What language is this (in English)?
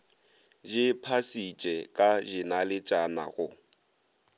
Northern Sotho